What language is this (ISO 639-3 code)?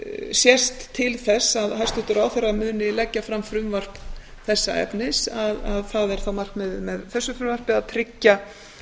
isl